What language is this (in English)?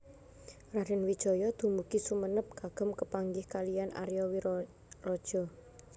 Javanese